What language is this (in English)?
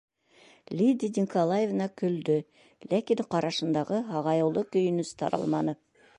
Bashkir